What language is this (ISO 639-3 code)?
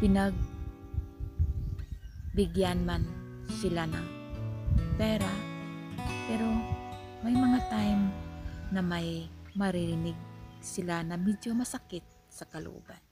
fil